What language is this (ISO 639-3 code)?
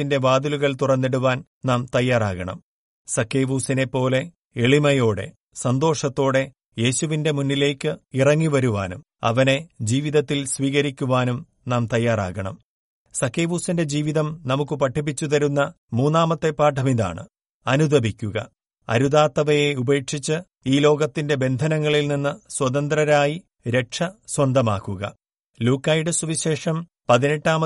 mal